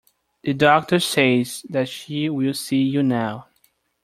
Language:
English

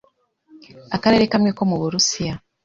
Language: Kinyarwanda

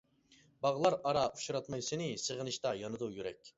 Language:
Uyghur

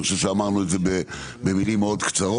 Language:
Hebrew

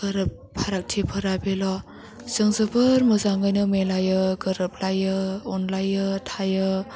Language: Bodo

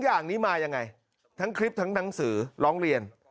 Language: Thai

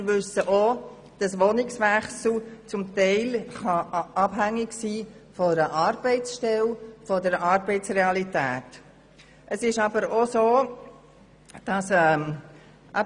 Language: Swiss German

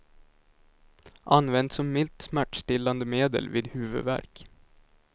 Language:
Swedish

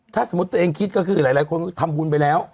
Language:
Thai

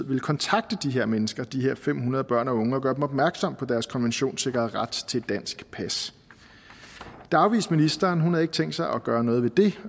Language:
Danish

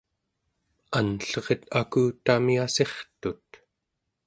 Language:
Central Yupik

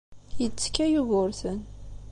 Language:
Kabyle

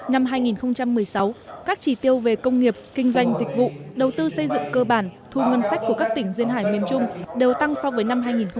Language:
Vietnamese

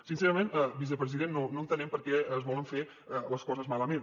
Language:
Catalan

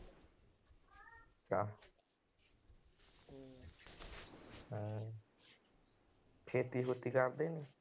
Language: Punjabi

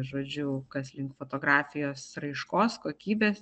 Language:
Lithuanian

